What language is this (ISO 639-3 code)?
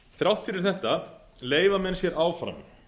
isl